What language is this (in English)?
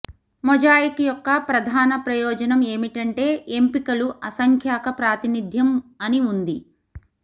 Telugu